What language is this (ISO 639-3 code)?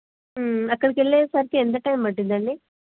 tel